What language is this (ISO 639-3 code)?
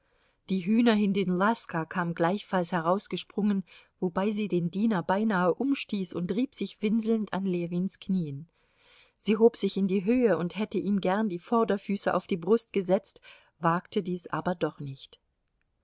deu